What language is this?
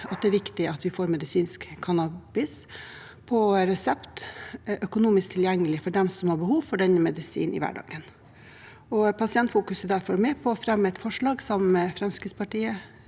Norwegian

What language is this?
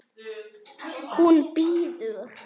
Icelandic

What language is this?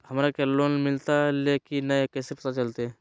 Magahi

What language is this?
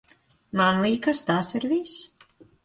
Latvian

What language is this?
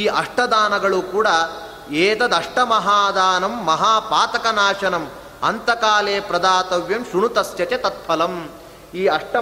Kannada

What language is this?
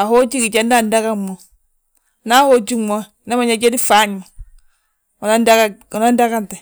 Balanta-Ganja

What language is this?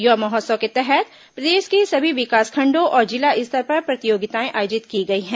Hindi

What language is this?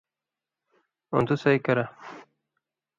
Indus Kohistani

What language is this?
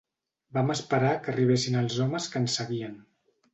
Catalan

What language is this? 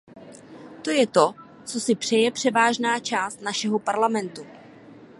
Czech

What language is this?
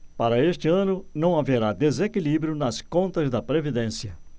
Portuguese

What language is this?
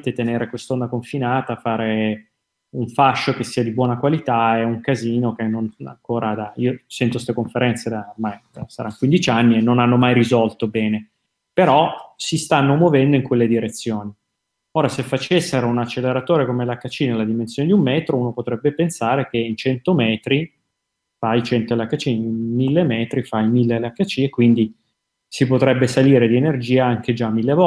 Italian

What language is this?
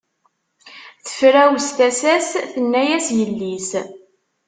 Kabyle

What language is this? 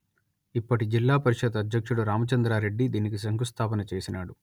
Telugu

